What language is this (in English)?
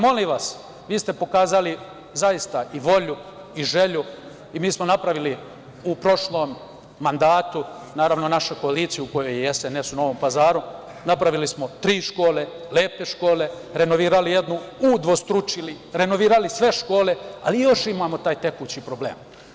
Serbian